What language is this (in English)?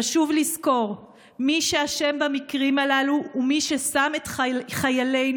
Hebrew